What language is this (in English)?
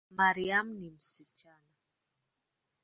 Swahili